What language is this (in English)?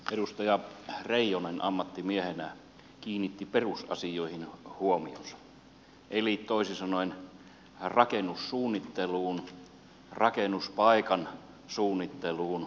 Finnish